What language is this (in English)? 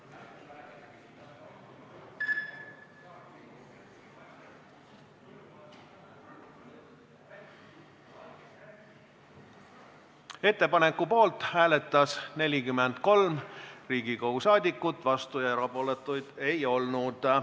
Estonian